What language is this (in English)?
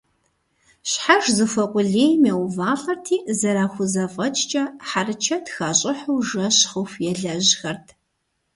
Kabardian